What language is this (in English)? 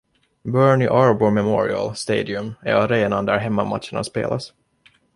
Swedish